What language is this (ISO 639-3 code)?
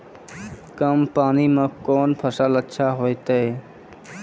mai